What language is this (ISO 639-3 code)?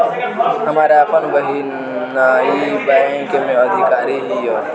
bho